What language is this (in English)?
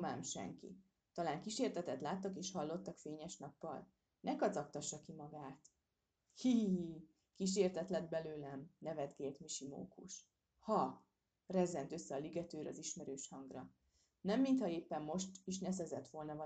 Hungarian